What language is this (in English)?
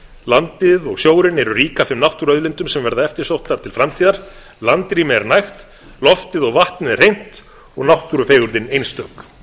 Icelandic